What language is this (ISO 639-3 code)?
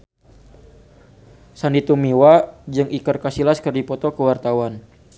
sun